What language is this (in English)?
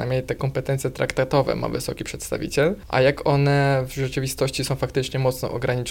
Polish